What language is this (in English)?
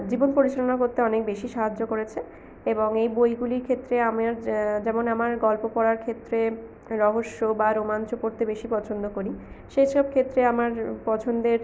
Bangla